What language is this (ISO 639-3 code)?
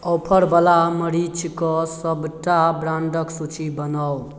mai